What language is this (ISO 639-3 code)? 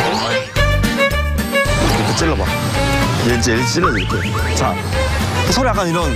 kor